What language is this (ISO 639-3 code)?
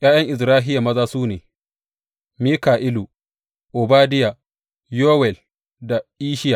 hau